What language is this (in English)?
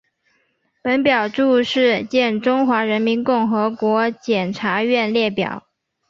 Chinese